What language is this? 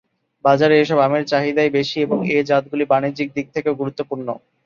Bangla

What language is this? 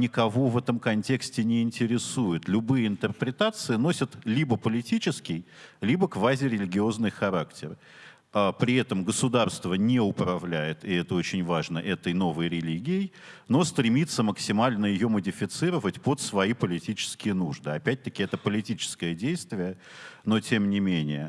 Russian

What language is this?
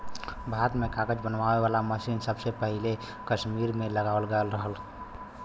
Bhojpuri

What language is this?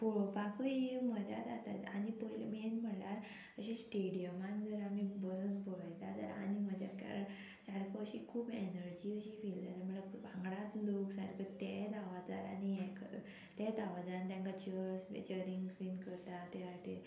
Konkani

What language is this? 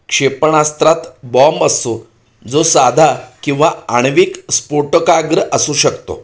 Marathi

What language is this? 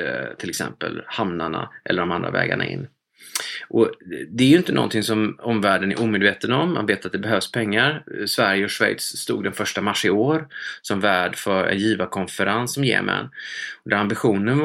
Swedish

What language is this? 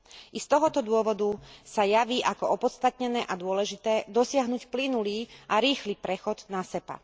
Slovak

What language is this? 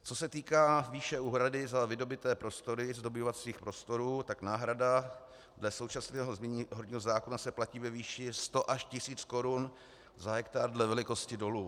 Czech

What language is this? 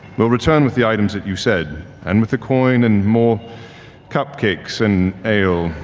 English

